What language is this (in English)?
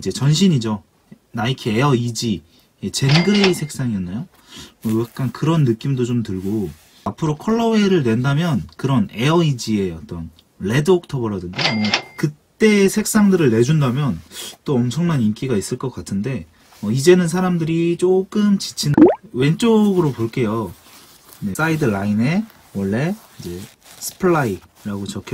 Korean